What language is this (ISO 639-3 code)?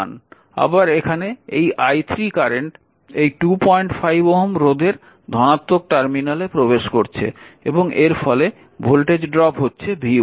ben